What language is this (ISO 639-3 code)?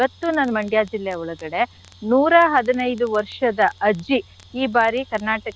kan